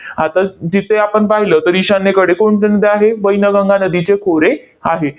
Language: Marathi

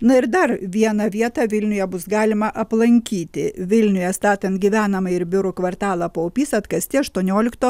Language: Lithuanian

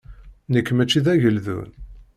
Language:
Kabyle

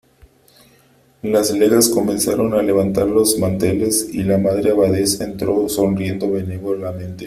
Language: Spanish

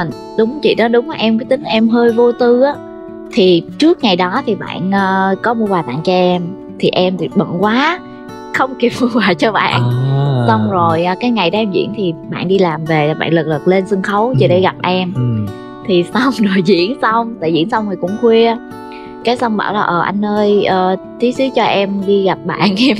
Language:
Vietnamese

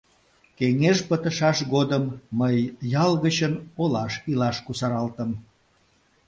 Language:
Mari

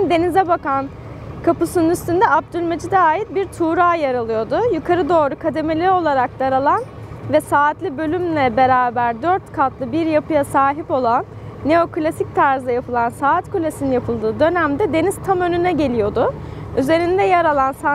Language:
Turkish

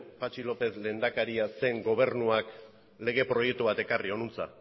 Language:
Basque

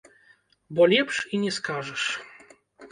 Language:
Belarusian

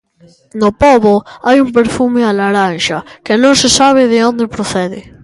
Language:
Galician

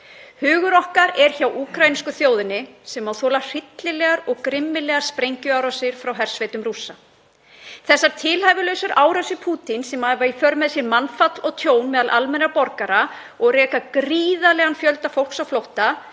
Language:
Icelandic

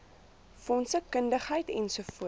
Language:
Afrikaans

